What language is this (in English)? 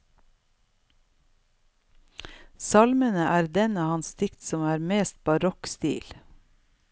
Norwegian